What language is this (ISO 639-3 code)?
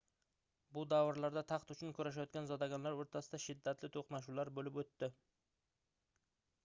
uzb